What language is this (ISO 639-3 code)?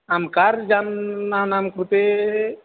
san